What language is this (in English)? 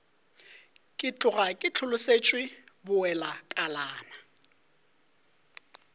Northern Sotho